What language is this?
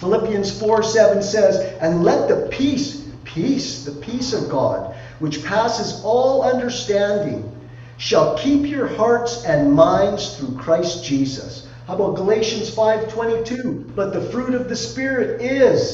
English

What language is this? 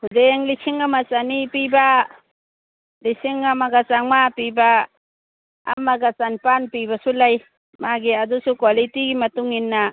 Manipuri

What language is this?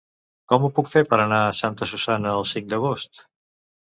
Catalan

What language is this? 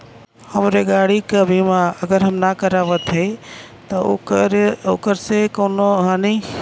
Bhojpuri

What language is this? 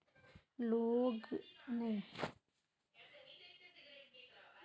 Magahi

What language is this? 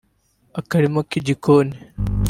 Kinyarwanda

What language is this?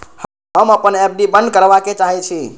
Maithili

